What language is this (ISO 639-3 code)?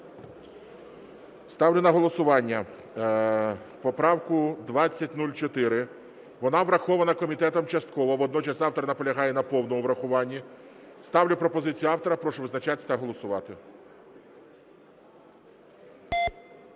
ukr